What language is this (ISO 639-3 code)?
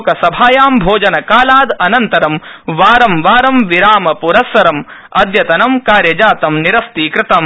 san